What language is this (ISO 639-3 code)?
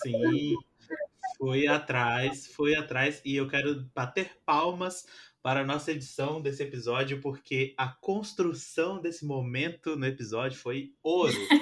por